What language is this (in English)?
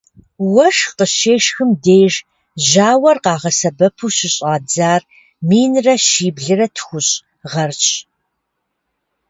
Kabardian